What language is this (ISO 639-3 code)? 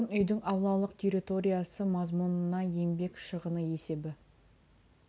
kaz